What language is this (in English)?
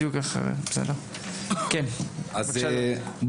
Hebrew